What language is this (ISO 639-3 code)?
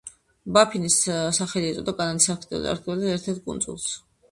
kat